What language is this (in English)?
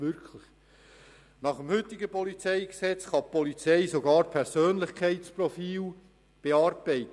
Swiss German